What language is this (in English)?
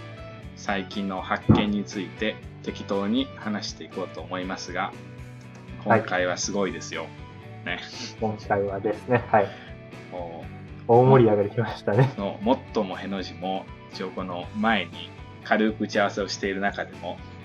Japanese